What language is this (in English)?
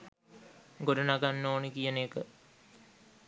Sinhala